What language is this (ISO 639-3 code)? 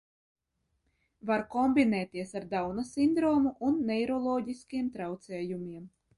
lav